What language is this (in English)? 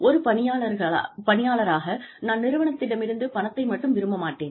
Tamil